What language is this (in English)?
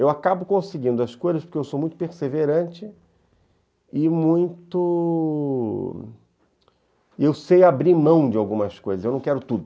Portuguese